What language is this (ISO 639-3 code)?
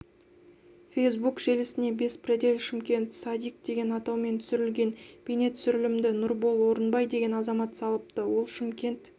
kaz